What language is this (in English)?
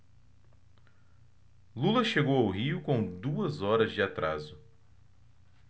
Portuguese